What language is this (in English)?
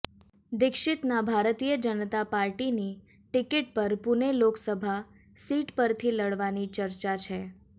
Gujarati